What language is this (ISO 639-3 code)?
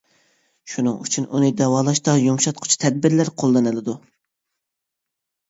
uig